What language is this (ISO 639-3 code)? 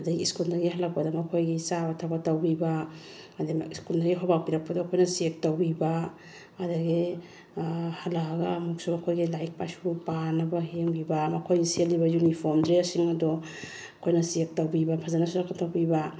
mni